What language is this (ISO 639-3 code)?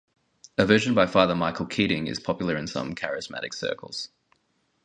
eng